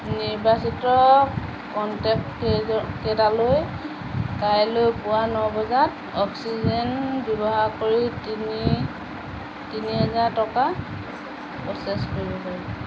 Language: Assamese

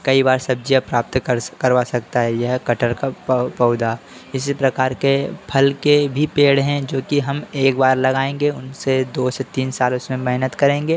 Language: Hindi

